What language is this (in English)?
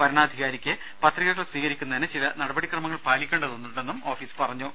Malayalam